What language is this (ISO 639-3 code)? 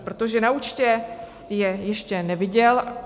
ces